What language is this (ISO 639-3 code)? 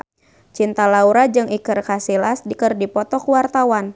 sun